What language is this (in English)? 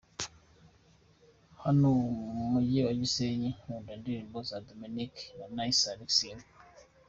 Kinyarwanda